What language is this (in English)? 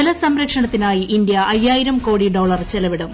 Malayalam